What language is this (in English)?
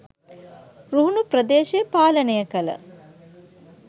Sinhala